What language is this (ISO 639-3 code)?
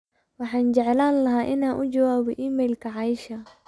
som